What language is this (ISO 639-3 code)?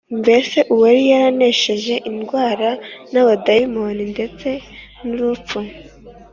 kin